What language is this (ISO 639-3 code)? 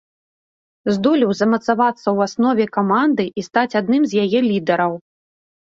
bel